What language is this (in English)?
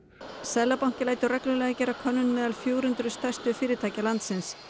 Icelandic